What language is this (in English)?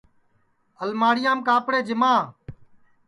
Sansi